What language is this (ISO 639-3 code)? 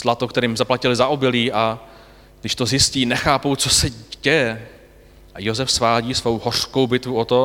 ces